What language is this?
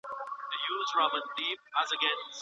Pashto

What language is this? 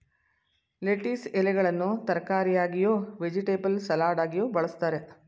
Kannada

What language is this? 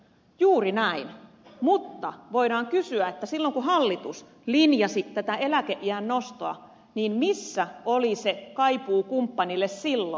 Finnish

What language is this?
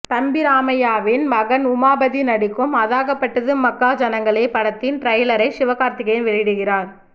Tamil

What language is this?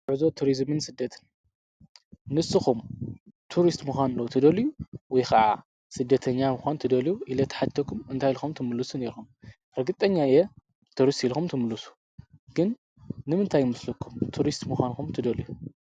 Tigrinya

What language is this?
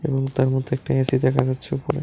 Bangla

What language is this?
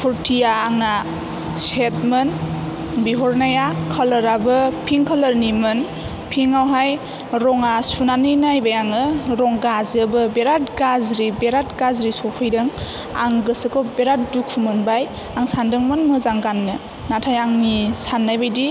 Bodo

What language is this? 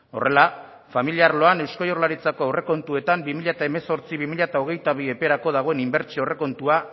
Basque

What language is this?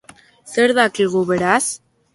Basque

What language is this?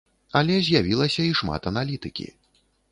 Belarusian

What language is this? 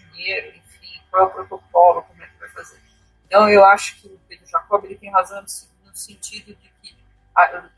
Portuguese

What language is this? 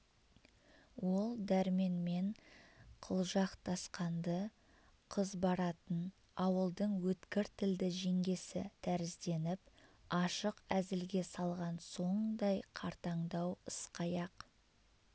Kazakh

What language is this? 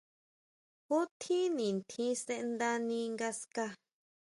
Huautla Mazatec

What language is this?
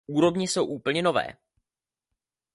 Czech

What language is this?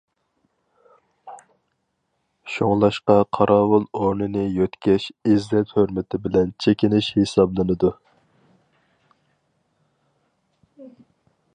Uyghur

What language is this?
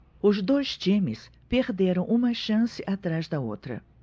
Portuguese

